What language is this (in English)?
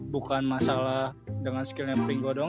Indonesian